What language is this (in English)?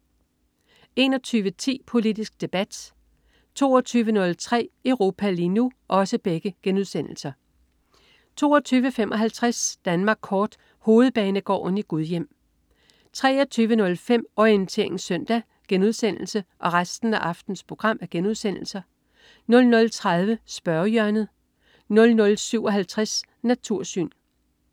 Danish